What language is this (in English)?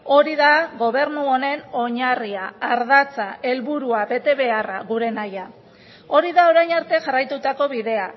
Basque